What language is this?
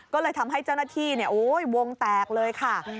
Thai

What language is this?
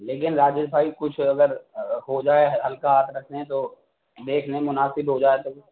Urdu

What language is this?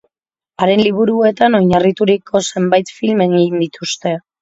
Basque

